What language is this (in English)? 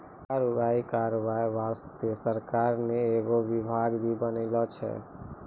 Maithili